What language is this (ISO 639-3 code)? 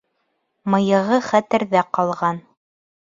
bak